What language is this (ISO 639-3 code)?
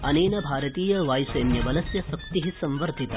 san